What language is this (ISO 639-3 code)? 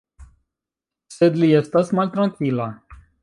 epo